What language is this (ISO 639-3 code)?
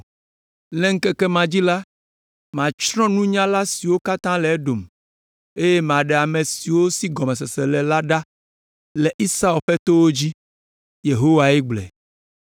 ewe